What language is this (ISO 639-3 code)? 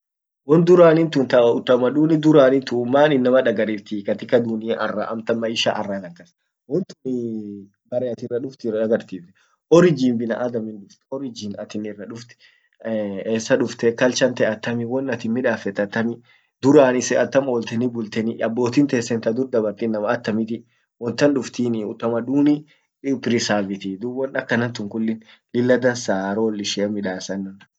orc